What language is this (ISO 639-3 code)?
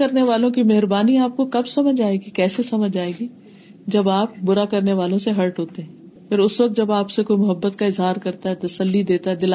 urd